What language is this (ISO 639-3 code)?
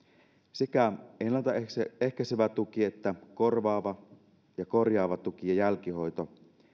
fin